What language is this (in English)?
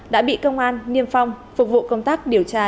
Vietnamese